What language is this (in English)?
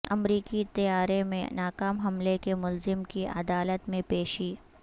Urdu